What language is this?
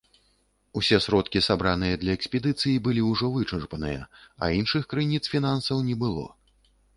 Belarusian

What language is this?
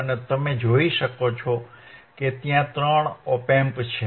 Gujarati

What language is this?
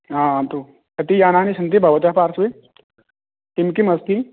Sanskrit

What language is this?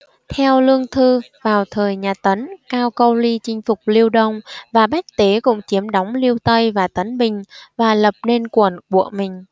Vietnamese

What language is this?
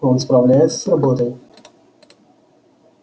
Russian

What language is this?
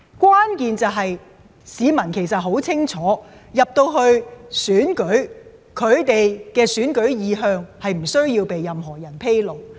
Cantonese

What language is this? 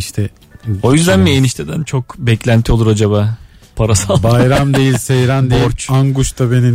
Turkish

